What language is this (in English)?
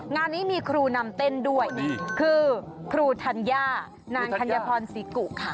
Thai